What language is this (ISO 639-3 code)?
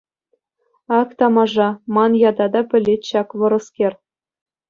chv